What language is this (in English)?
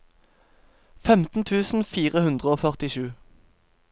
Norwegian